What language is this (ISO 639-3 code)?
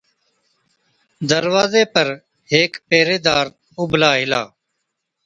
odk